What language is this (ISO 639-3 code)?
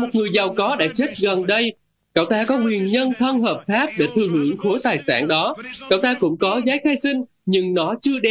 vie